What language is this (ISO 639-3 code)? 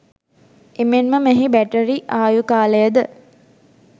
sin